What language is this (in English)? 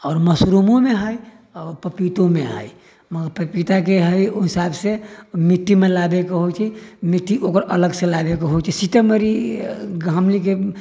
Maithili